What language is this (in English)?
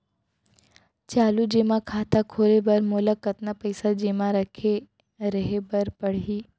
Chhattisgarhi